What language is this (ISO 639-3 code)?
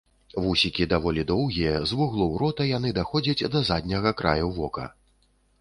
bel